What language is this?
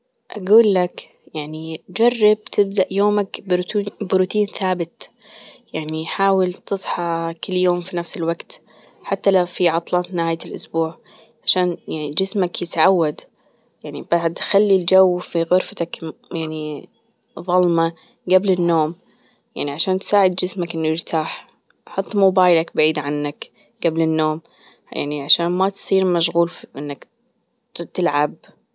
Gulf Arabic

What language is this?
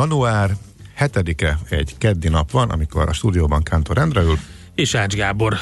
Hungarian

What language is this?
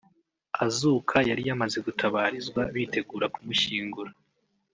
Kinyarwanda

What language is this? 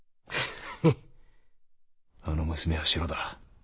Japanese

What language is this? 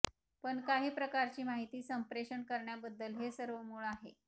Marathi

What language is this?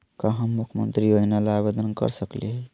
Magahi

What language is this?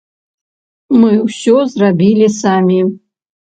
Belarusian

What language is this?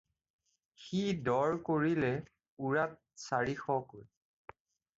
Assamese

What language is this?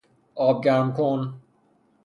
Persian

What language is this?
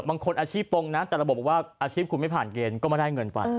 Thai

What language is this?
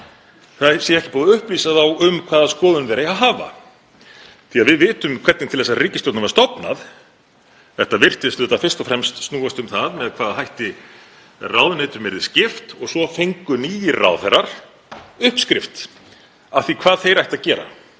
Icelandic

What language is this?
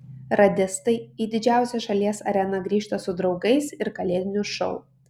Lithuanian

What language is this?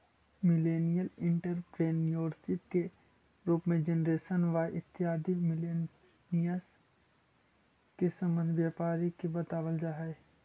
Magahi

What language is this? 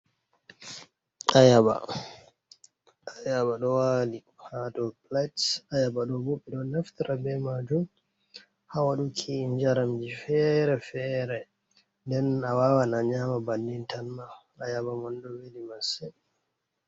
Fula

